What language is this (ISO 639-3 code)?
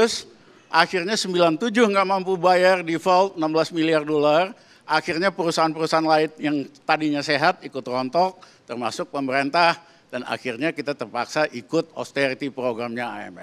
ind